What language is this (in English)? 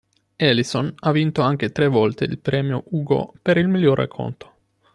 Italian